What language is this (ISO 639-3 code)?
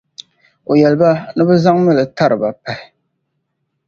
dag